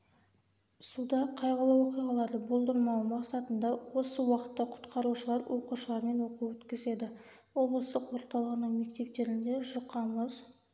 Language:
Kazakh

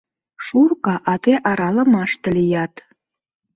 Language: Mari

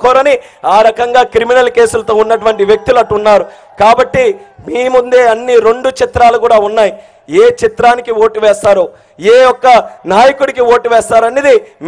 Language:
Telugu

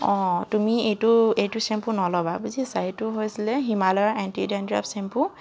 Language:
Assamese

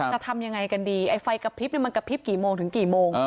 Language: Thai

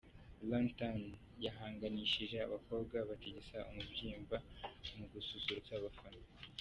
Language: Kinyarwanda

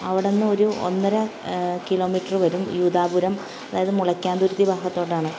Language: Malayalam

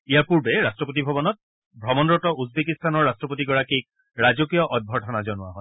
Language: Assamese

